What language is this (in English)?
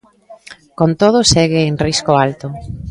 Galician